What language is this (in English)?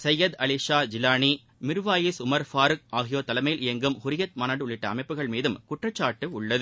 Tamil